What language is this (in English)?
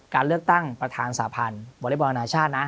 Thai